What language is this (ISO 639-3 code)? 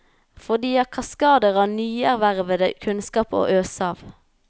nor